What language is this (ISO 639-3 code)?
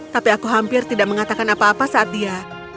ind